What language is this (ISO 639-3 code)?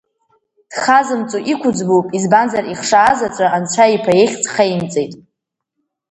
abk